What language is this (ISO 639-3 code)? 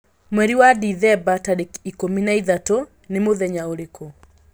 kik